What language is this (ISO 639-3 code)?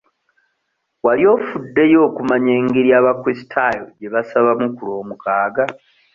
lug